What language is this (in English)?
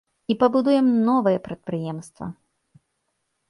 Belarusian